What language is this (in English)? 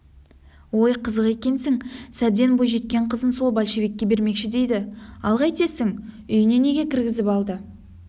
Kazakh